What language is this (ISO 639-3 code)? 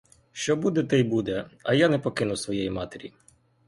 ukr